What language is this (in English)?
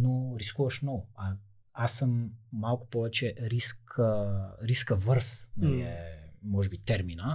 Bulgarian